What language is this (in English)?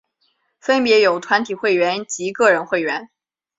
Chinese